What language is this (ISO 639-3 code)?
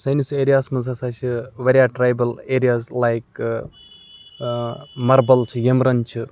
kas